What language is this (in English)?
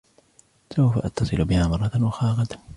Arabic